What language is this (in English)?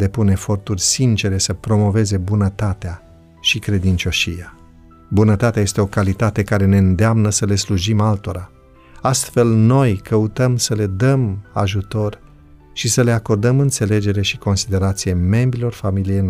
Romanian